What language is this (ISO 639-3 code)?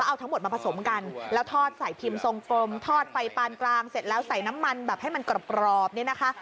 tha